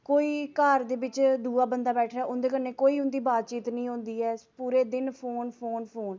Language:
Dogri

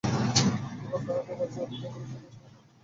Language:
Bangla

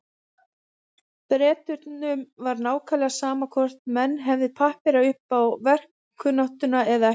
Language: Icelandic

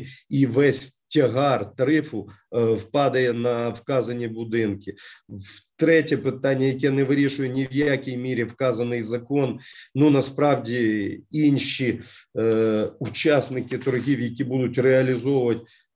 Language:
Ukrainian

